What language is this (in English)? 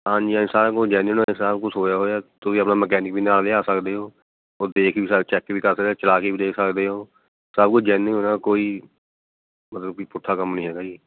Punjabi